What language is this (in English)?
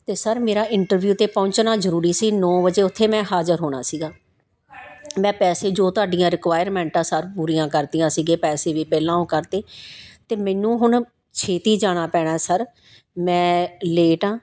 Punjabi